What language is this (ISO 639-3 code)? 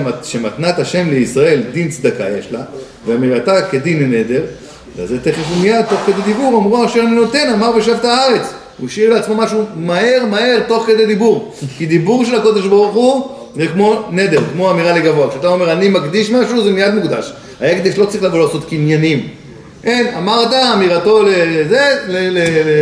heb